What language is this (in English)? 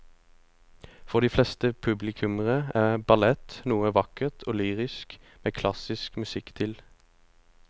Norwegian